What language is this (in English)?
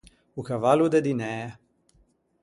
Ligurian